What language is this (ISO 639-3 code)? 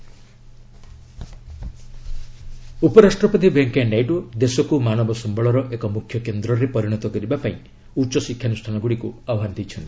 ori